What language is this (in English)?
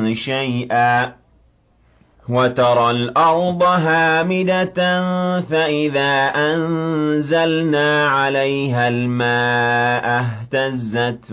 Arabic